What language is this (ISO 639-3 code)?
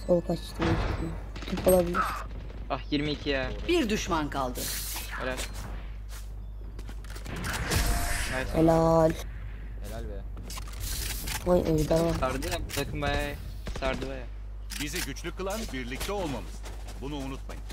tur